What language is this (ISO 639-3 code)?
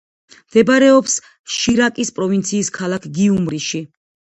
kat